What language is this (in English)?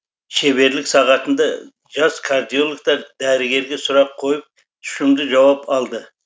Kazakh